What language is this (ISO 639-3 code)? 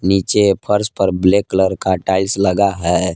hin